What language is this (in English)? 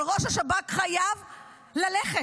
Hebrew